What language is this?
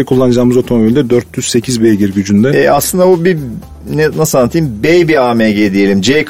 Turkish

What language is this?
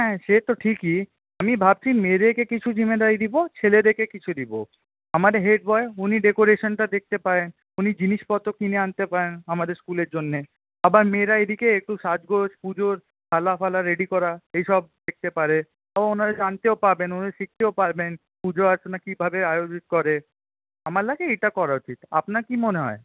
Bangla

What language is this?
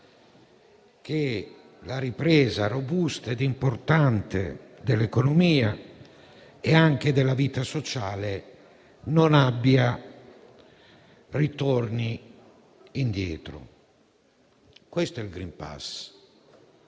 Italian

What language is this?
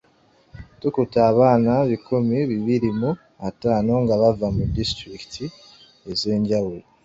Ganda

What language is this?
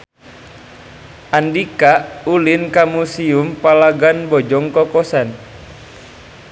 Sundanese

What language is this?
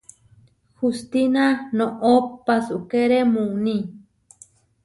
Huarijio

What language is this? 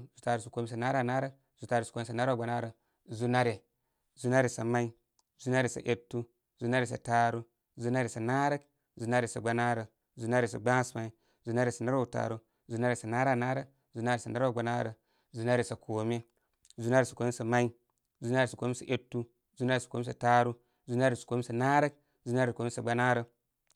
Koma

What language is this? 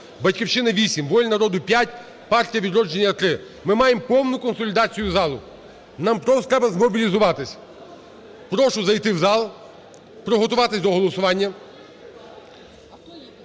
Ukrainian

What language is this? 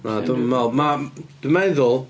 Welsh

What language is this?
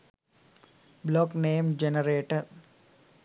Sinhala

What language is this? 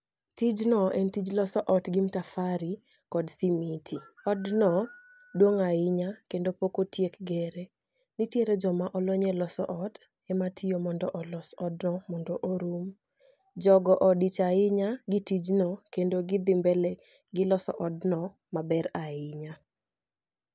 Luo (Kenya and Tanzania)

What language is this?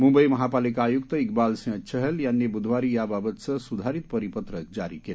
Marathi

